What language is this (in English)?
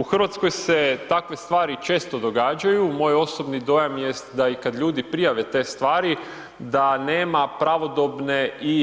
Croatian